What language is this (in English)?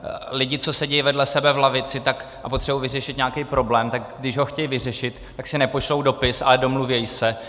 Czech